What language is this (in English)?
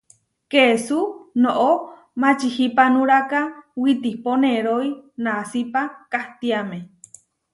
Huarijio